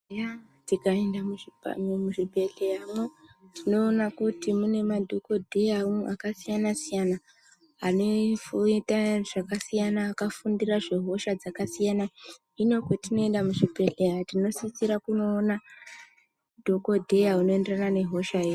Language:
Ndau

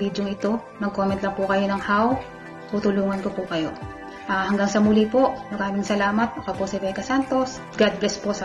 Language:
Filipino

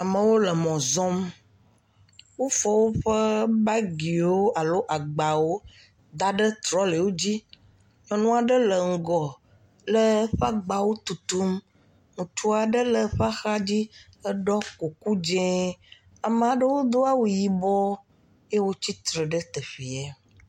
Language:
Ewe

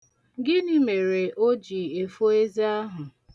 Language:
Igbo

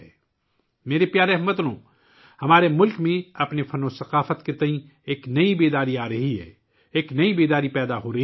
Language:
Urdu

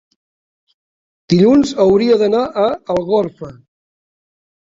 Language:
Catalan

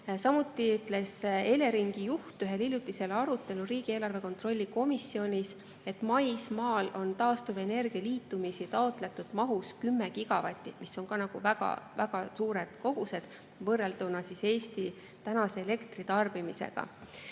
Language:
Estonian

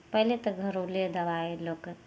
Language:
Maithili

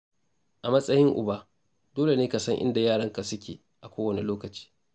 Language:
Hausa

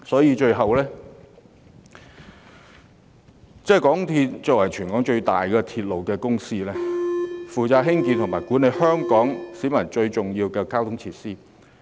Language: Cantonese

